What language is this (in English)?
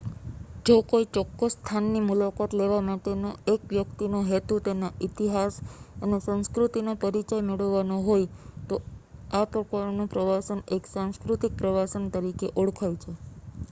Gujarati